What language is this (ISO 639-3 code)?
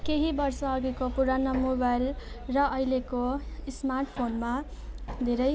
nep